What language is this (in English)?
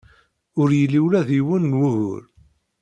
Kabyle